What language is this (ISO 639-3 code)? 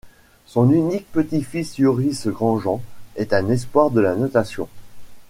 fra